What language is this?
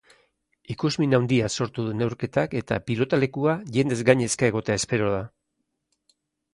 Basque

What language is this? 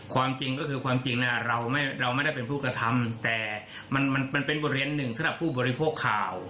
Thai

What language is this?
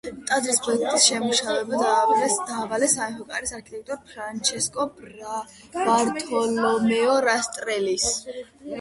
Georgian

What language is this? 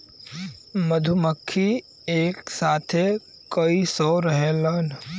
Bhojpuri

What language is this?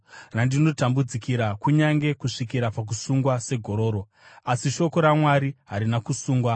Shona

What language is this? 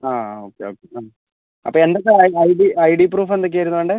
Malayalam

